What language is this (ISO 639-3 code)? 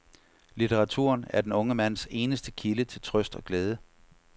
dan